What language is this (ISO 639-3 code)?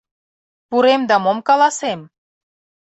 chm